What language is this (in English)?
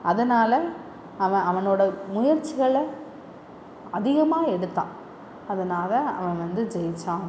Tamil